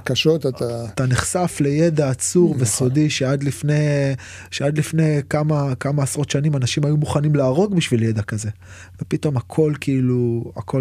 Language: Hebrew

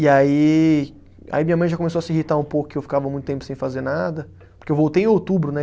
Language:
Portuguese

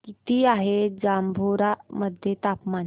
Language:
Marathi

